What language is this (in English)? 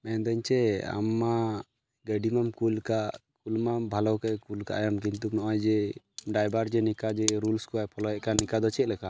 Santali